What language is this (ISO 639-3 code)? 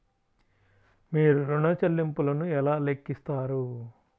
tel